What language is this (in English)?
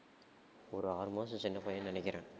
Tamil